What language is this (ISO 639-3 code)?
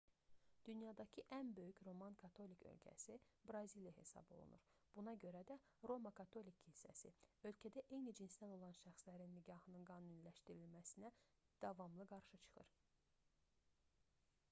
aze